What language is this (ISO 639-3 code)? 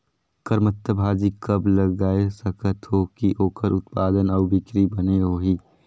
hne